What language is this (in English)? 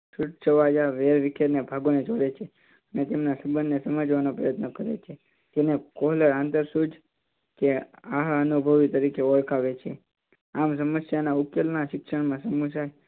Gujarati